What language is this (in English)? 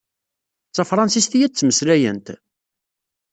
Kabyle